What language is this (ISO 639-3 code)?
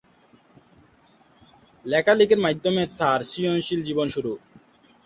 ben